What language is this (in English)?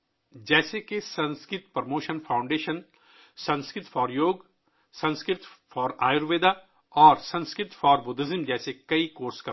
Urdu